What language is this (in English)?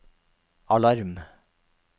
Norwegian